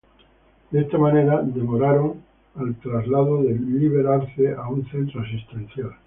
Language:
Spanish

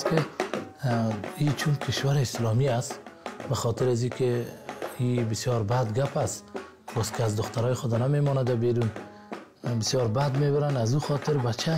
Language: Turkish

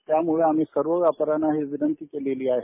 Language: Marathi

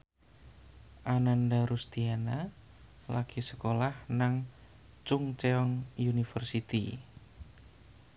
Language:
Javanese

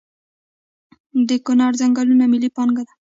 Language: Pashto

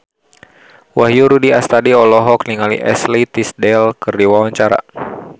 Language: Sundanese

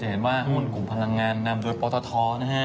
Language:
Thai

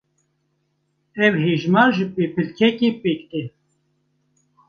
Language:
Kurdish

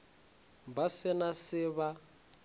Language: Northern Sotho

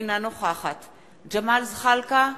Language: Hebrew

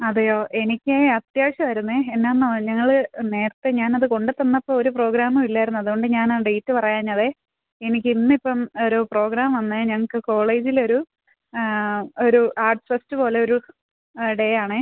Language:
Malayalam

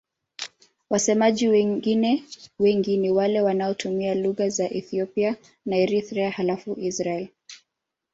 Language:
Swahili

